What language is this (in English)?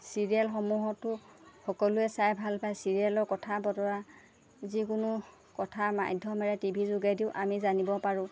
Assamese